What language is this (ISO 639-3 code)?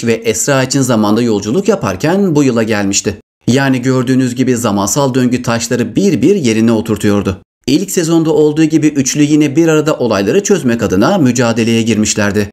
tur